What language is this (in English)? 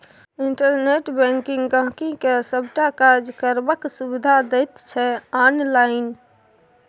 Maithili